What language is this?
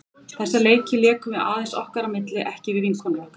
Icelandic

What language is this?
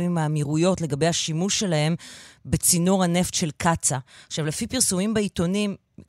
Hebrew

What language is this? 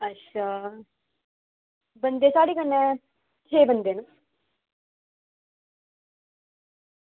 Dogri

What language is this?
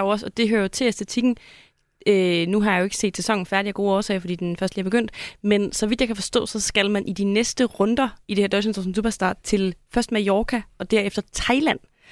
Danish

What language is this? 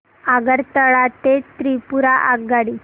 Marathi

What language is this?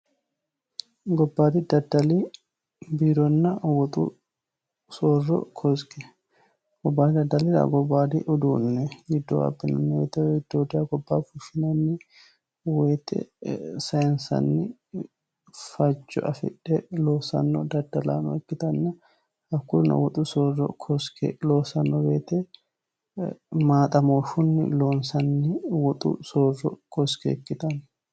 Sidamo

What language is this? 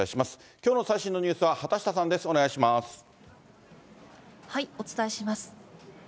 Japanese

